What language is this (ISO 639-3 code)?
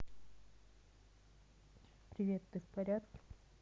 rus